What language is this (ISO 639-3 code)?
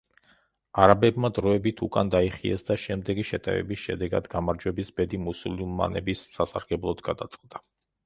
kat